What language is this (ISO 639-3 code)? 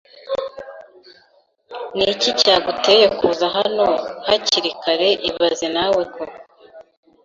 kin